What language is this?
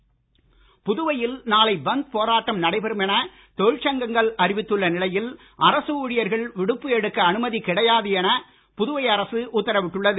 Tamil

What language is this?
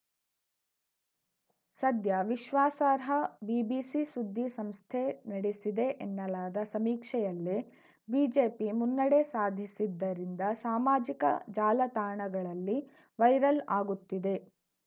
Kannada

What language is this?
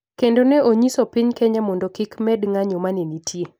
Luo (Kenya and Tanzania)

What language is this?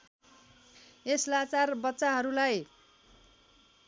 Nepali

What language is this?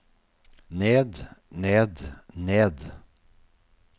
Norwegian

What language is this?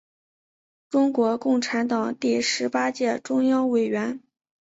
Chinese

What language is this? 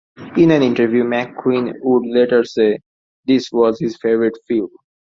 English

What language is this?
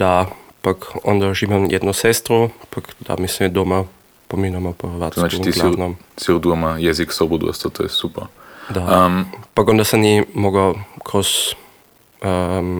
Croatian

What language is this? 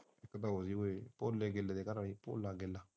Punjabi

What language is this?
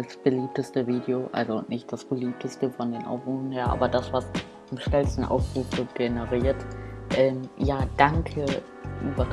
German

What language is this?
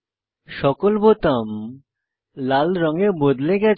Bangla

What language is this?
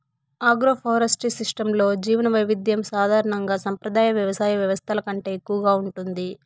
Telugu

